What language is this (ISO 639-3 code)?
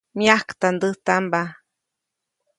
zoc